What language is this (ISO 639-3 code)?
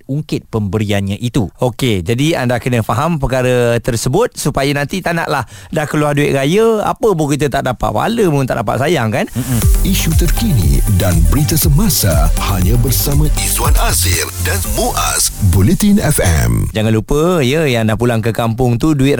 msa